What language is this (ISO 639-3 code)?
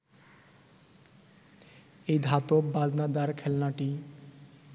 ben